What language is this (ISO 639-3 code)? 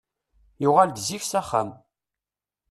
kab